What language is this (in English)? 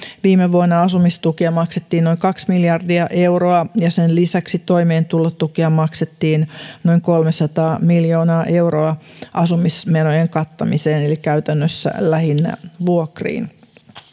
Finnish